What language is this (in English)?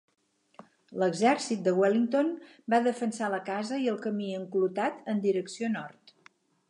Catalan